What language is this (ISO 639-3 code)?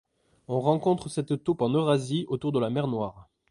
fra